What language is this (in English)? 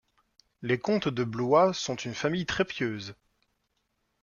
French